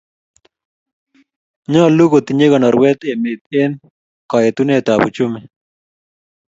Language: Kalenjin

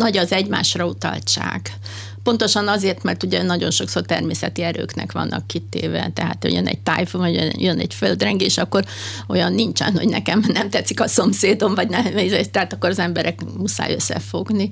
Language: Hungarian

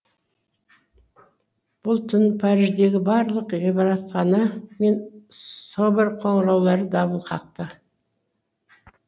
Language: Kazakh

